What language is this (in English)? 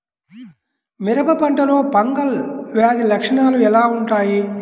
Telugu